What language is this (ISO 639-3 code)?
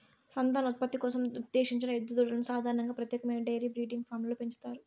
tel